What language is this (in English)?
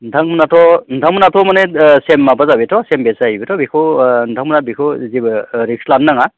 Bodo